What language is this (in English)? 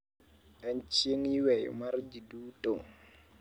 Luo (Kenya and Tanzania)